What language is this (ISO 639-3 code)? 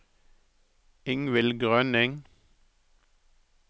nor